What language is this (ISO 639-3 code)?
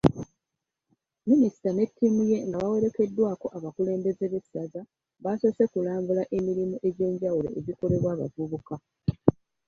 lug